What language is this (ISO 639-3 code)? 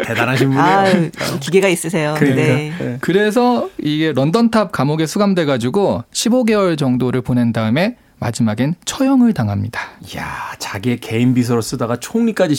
kor